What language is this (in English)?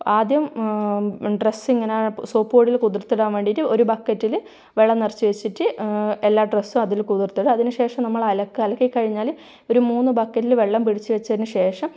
Malayalam